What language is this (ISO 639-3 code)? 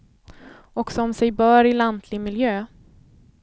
swe